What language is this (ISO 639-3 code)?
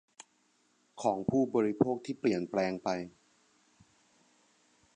tha